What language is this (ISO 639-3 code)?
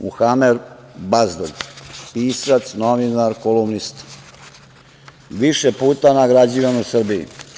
srp